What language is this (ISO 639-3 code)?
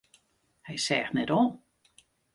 fry